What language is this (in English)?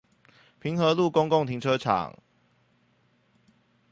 Chinese